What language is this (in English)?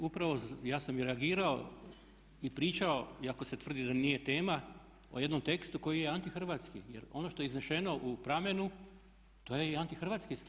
Croatian